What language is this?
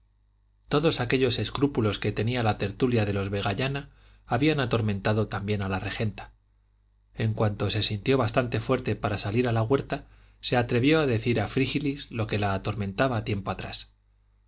Spanish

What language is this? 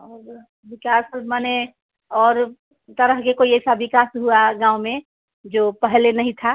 Hindi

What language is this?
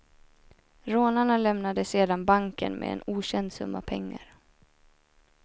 Swedish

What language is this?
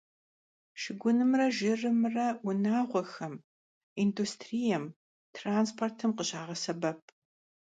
Kabardian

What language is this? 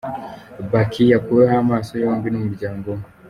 Kinyarwanda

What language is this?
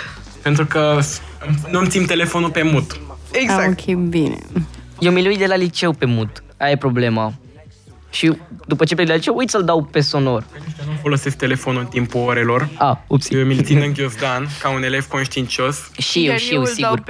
Romanian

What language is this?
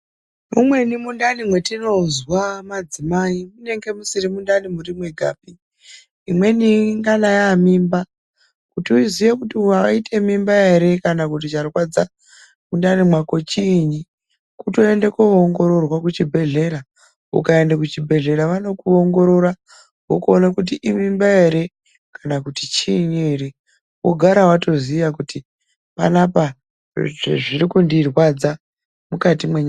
Ndau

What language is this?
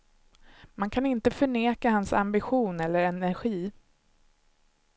Swedish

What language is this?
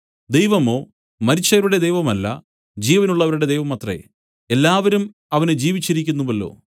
Malayalam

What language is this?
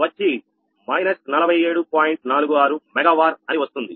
Telugu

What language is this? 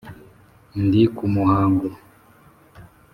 Kinyarwanda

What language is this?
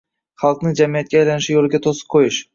Uzbek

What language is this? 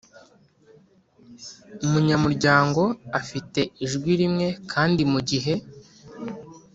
Kinyarwanda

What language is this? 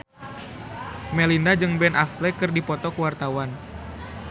Sundanese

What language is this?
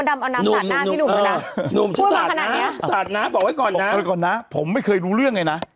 Thai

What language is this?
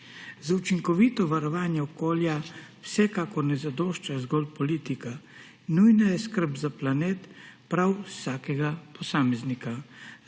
Slovenian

